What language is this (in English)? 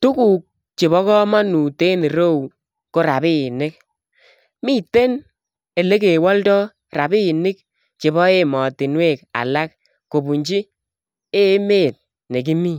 Kalenjin